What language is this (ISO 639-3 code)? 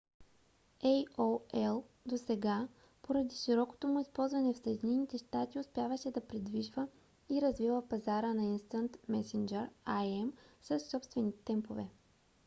bul